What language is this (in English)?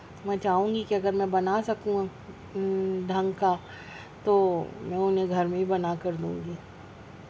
Urdu